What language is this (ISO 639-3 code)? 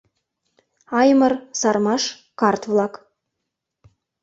chm